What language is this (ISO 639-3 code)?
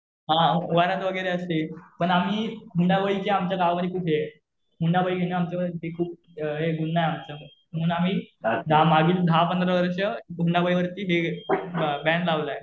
mar